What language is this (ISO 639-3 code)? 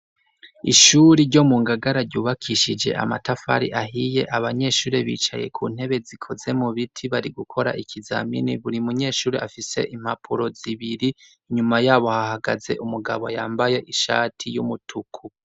run